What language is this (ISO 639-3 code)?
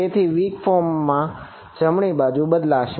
guj